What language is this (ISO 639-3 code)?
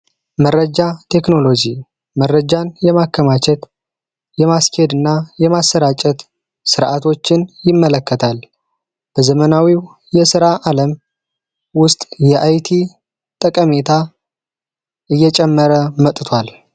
amh